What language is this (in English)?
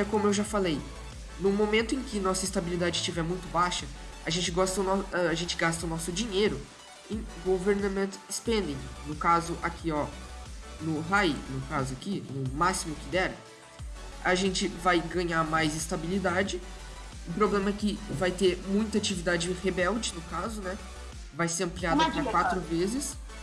Portuguese